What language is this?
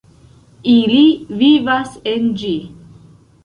Esperanto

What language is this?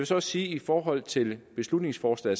Danish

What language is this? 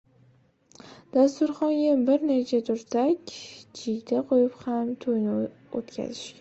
Uzbek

